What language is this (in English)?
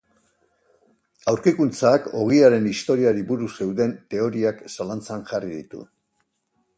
Basque